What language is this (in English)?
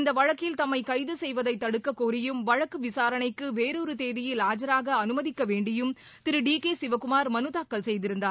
Tamil